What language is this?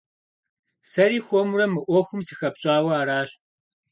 Kabardian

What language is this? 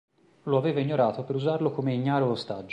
Italian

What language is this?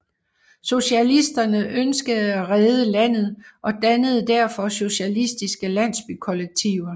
Danish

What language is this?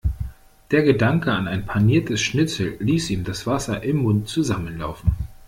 German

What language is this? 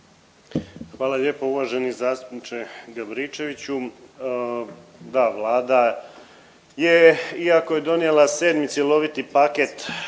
Croatian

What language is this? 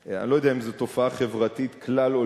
Hebrew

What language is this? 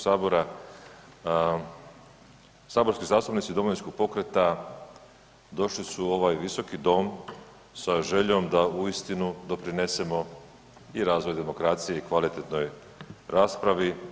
Croatian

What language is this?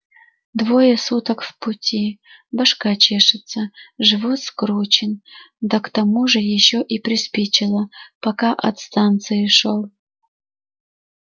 Russian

